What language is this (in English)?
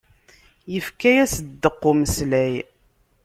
Kabyle